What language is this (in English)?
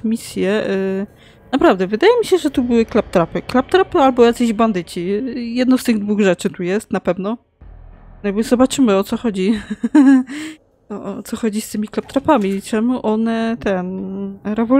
Polish